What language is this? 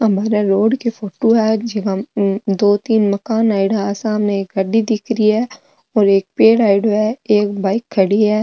Marwari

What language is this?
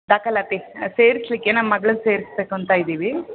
Kannada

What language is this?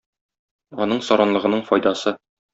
Tatar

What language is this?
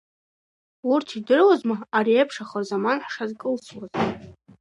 Abkhazian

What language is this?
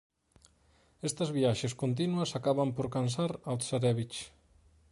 Galician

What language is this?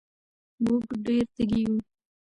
Pashto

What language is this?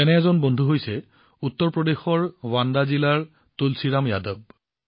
Assamese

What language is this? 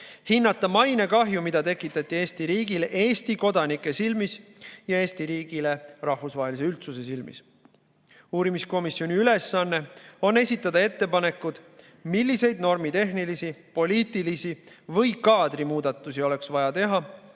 Estonian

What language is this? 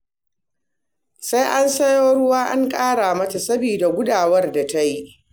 Hausa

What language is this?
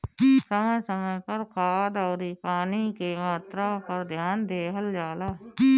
Bhojpuri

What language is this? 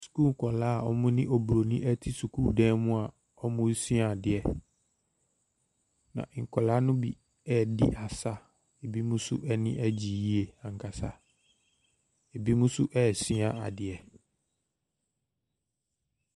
Akan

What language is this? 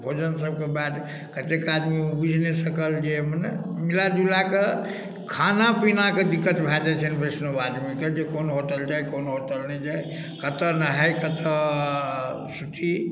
Maithili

